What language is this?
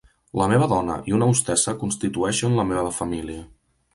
Catalan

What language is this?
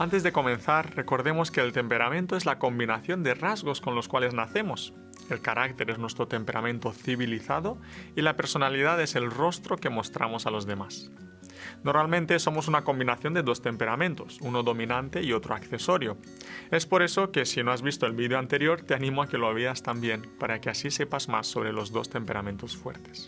Spanish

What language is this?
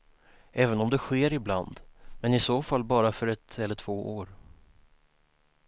Swedish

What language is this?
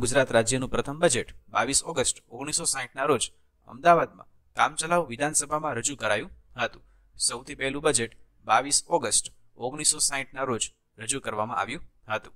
Gujarati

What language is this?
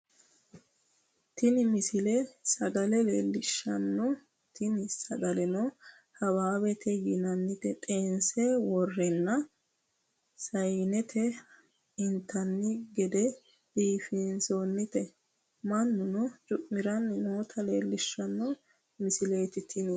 Sidamo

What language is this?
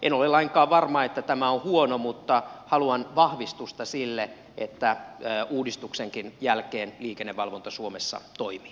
Finnish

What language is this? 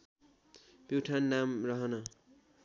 Nepali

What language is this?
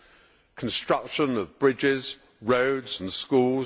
English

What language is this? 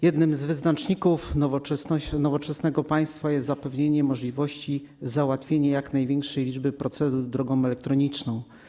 Polish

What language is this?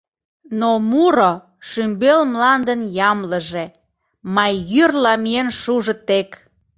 Mari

